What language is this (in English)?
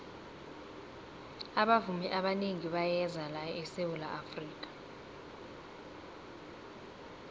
South Ndebele